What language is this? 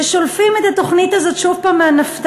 Hebrew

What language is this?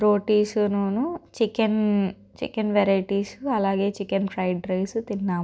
Telugu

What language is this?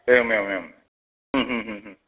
Sanskrit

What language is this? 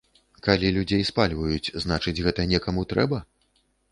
Belarusian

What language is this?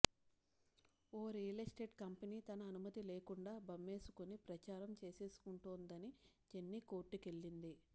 Telugu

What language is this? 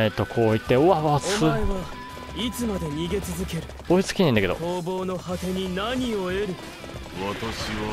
Japanese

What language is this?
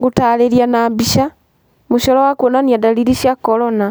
Kikuyu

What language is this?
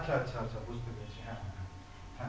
Bangla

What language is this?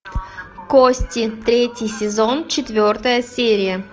Russian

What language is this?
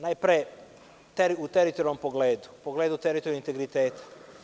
Serbian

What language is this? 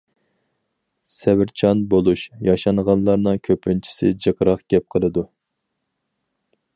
Uyghur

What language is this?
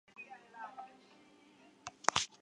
Chinese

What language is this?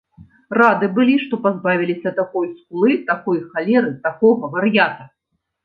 Belarusian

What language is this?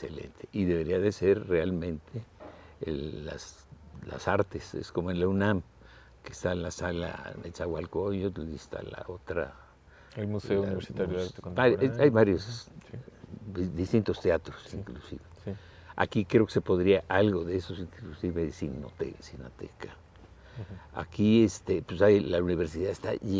Spanish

